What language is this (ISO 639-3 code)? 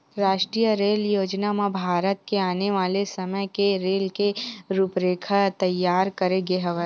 hne